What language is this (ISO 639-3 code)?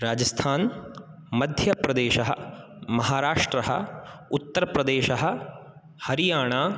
san